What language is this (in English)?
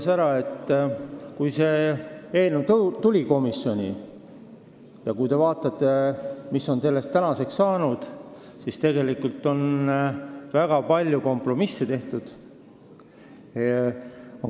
Estonian